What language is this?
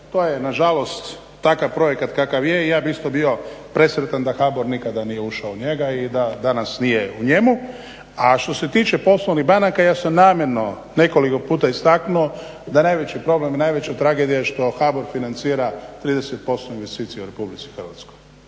Croatian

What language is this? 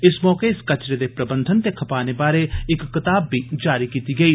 Dogri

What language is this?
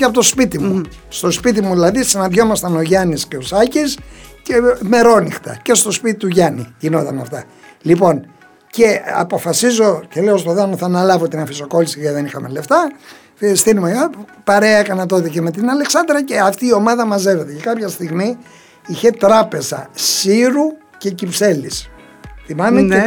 Greek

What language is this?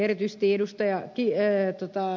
Finnish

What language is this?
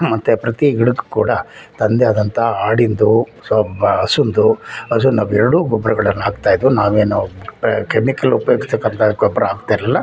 Kannada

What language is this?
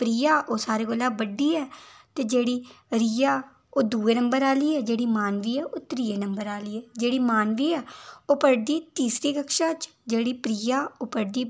Dogri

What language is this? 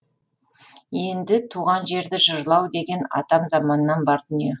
Kazakh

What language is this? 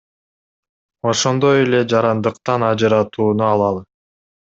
Kyrgyz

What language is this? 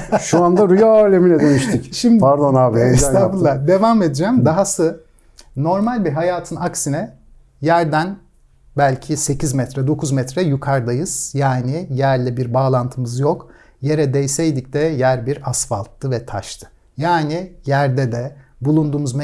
Turkish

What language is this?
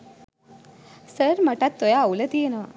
Sinhala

